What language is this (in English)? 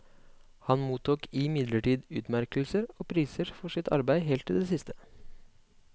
Norwegian